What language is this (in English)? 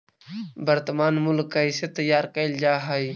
Magahi